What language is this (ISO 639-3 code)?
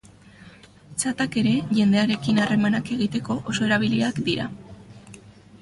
eus